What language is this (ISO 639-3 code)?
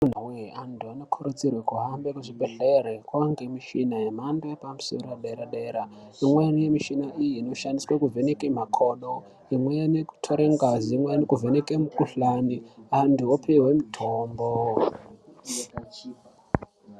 ndc